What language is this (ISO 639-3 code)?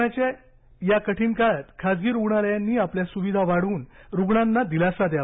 mar